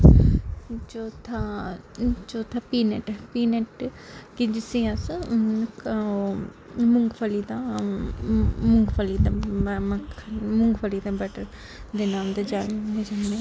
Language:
Dogri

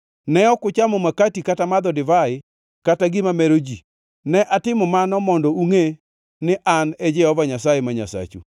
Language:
Luo (Kenya and Tanzania)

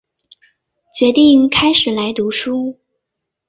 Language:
Chinese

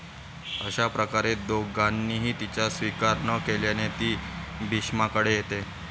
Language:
Marathi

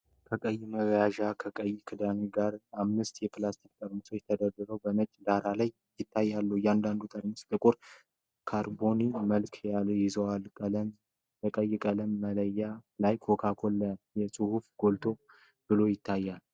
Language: Amharic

